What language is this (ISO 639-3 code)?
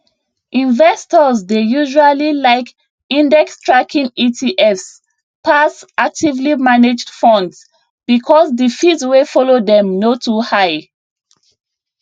pcm